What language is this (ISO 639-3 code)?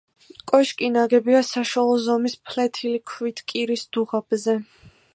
kat